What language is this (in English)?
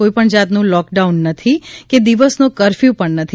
Gujarati